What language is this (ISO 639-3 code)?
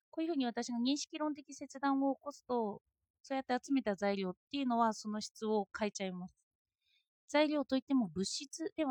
jpn